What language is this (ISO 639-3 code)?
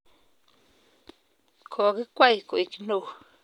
kln